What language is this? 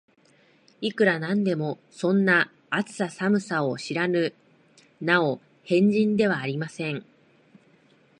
Japanese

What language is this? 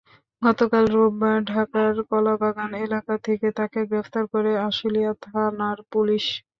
Bangla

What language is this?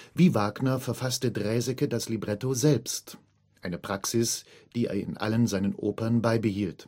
German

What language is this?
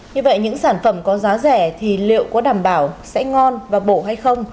Vietnamese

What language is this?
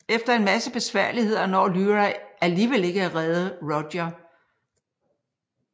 Danish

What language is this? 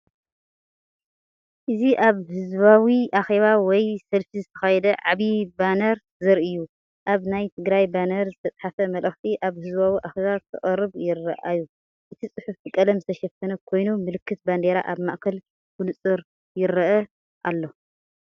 Tigrinya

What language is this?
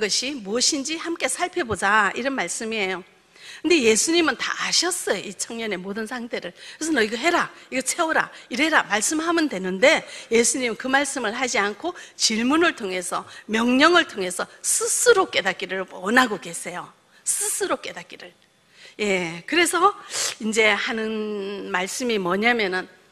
Korean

